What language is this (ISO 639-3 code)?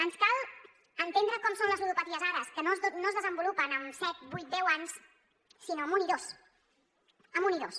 cat